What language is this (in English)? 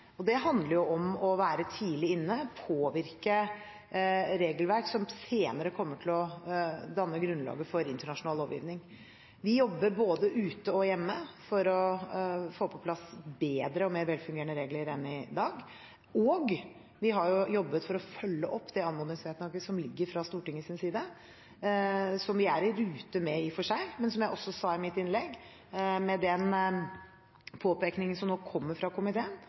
Norwegian Bokmål